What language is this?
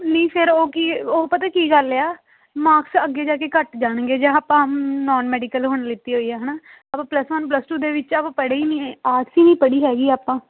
Punjabi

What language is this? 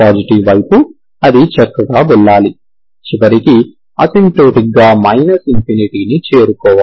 Telugu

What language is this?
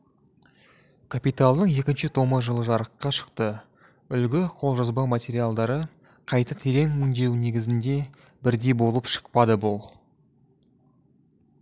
Kazakh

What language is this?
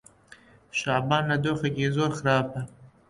Central Kurdish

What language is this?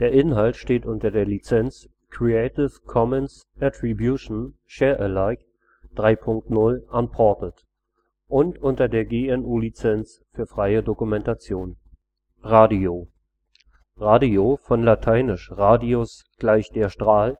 German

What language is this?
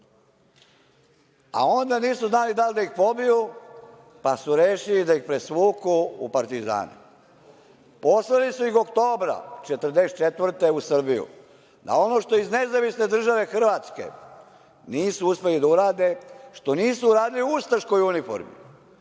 Serbian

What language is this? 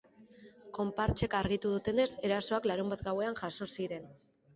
Basque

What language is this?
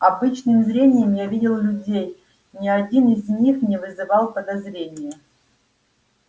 Russian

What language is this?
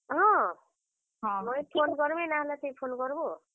Odia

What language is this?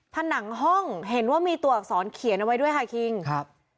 Thai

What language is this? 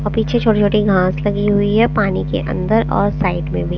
Hindi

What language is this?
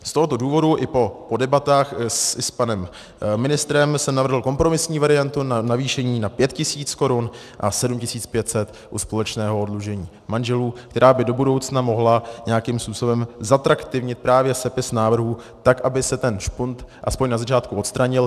Czech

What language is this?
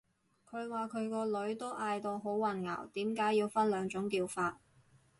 Cantonese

